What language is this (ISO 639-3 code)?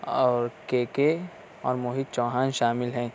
urd